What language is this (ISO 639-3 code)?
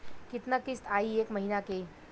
bho